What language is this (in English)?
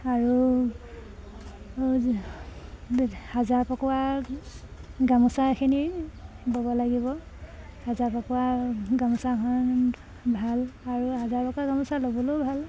Assamese